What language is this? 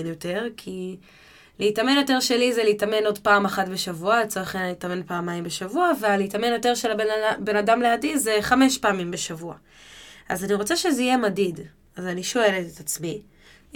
Hebrew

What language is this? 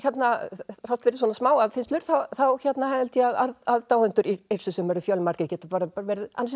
Icelandic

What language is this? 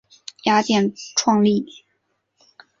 Chinese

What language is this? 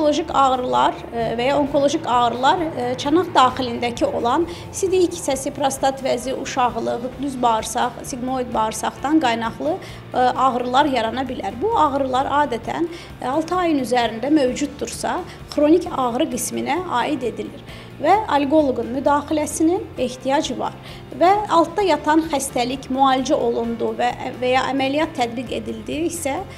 Turkish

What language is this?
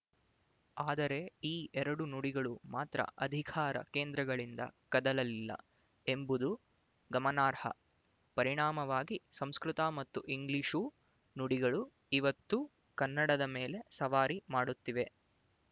Kannada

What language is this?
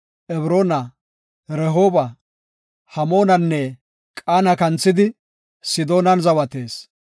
Gofa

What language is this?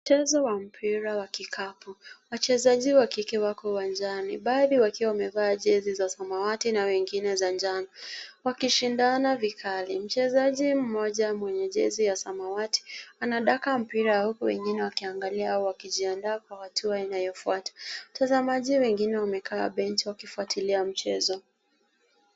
Swahili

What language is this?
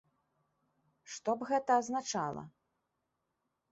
Belarusian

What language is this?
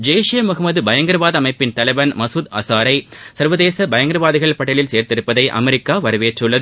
Tamil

